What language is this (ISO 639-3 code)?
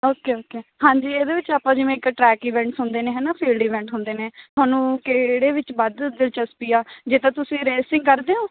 pan